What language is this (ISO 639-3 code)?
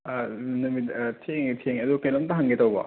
mni